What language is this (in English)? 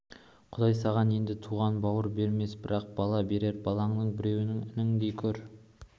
Kazakh